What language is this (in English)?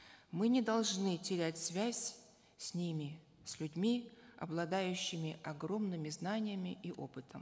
Kazakh